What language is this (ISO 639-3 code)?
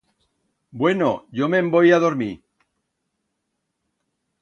arg